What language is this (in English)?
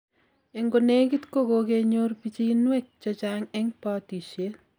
Kalenjin